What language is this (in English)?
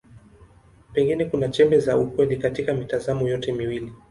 Swahili